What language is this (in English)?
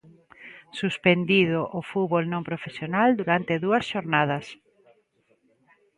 Galician